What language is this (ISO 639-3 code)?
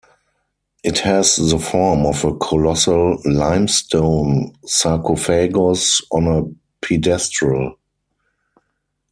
eng